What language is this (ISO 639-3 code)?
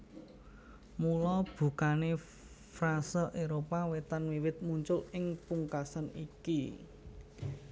jav